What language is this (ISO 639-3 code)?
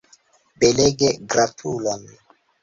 epo